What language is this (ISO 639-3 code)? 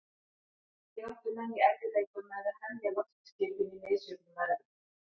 isl